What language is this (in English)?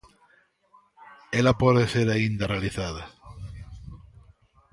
Galician